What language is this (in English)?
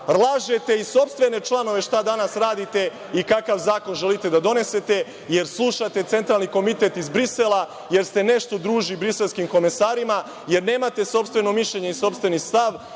Serbian